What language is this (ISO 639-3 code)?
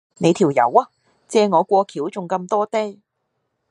yue